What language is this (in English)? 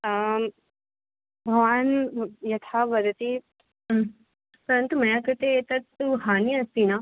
Sanskrit